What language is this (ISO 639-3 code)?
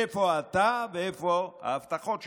heb